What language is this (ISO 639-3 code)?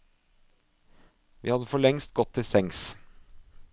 nor